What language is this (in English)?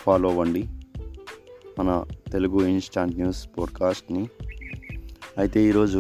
Telugu